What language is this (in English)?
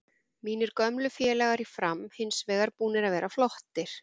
Icelandic